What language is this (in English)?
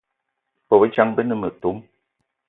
Eton (Cameroon)